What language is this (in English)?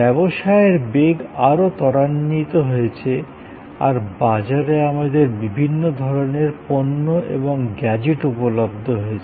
Bangla